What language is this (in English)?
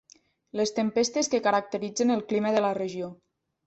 Catalan